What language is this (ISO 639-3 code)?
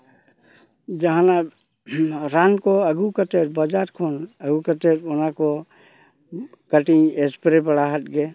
sat